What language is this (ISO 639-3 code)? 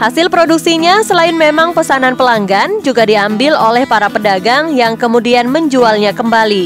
ind